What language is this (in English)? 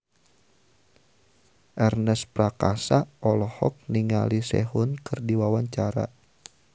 Sundanese